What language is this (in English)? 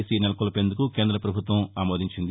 Telugu